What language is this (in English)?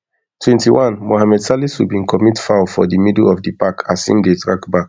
Nigerian Pidgin